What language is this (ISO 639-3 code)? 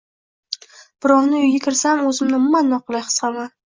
uzb